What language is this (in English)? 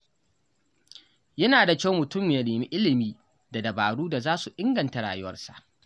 Hausa